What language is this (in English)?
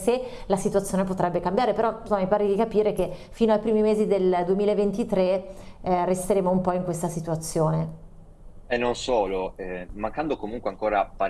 Italian